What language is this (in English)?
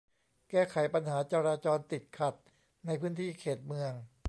Thai